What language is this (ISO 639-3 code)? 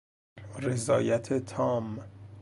fas